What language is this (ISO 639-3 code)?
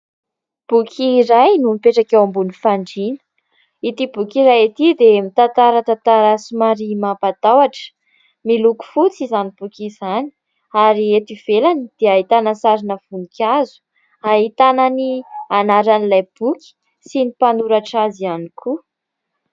mlg